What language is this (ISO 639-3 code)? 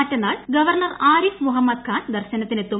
mal